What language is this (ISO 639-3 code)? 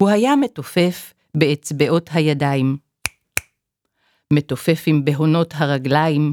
heb